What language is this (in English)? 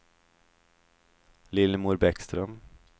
Swedish